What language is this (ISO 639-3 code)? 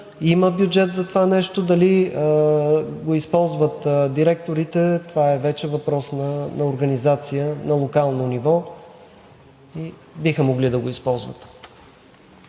bul